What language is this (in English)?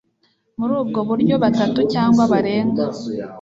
Kinyarwanda